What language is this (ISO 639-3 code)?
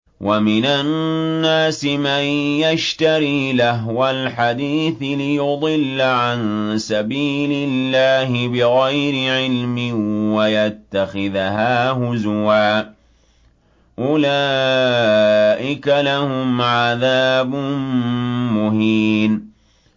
ara